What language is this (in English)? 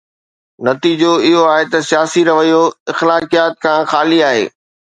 Sindhi